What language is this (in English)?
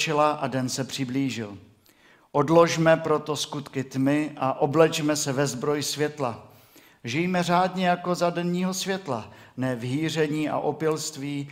Czech